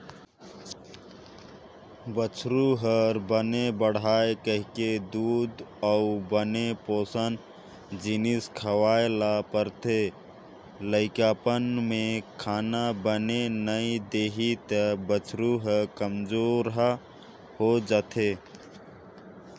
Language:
Chhattisgarhi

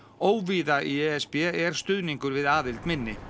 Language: Icelandic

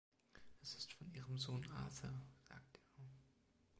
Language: German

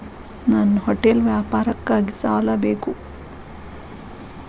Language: Kannada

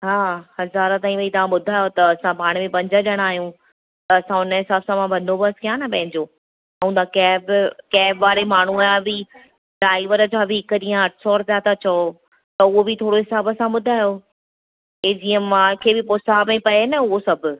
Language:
Sindhi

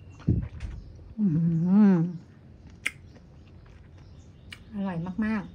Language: Thai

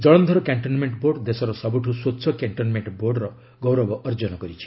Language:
Odia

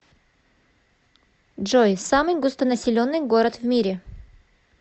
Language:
Russian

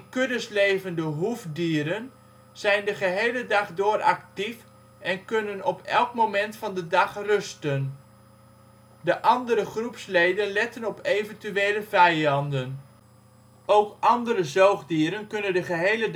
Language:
Dutch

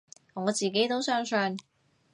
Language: Cantonese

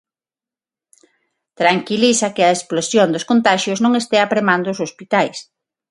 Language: Galician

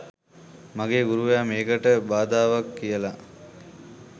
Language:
Sinhala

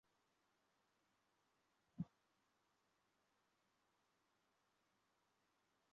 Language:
Chinese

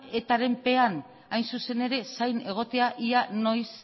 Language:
Basque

